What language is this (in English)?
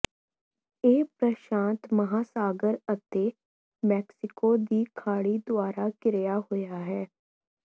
Punjabi